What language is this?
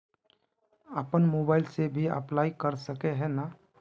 Magahi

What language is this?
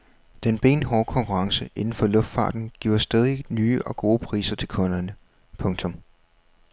Danish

